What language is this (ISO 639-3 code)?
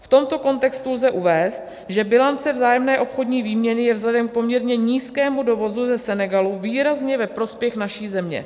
ces